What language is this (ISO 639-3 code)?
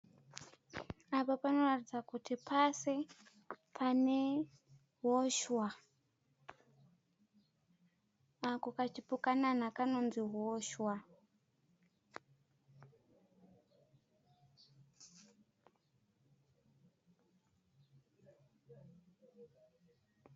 sna